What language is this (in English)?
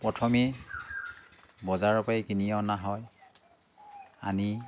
Assamese